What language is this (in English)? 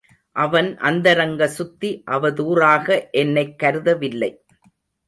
Tamil